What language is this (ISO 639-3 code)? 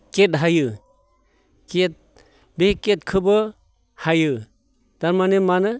brx